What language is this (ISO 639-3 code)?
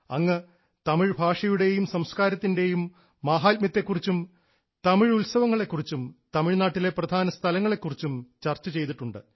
mal